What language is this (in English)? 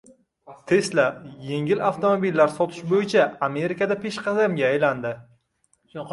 Uzbek